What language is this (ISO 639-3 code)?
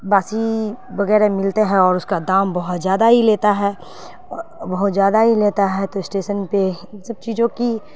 urd